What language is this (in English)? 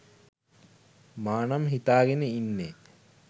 Sinhala